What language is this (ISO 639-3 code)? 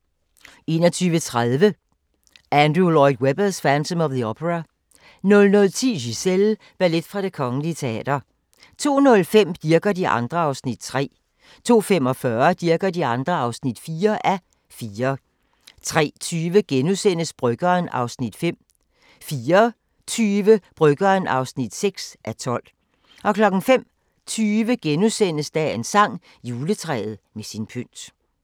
dan